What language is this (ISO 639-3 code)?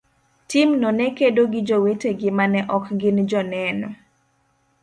luo